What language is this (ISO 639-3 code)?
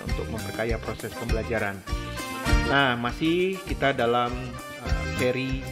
ind